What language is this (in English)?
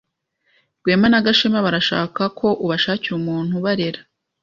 Kinyarwanda